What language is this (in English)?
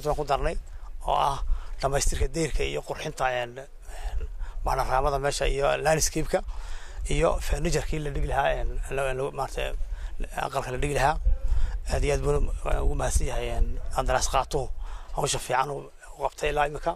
Arabic